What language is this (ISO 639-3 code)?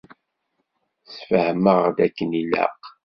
kab